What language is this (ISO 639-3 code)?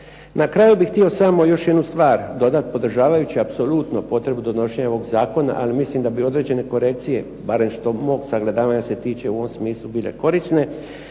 hrv